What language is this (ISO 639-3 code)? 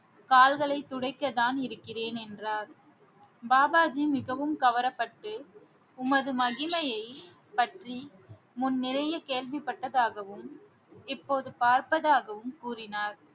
tam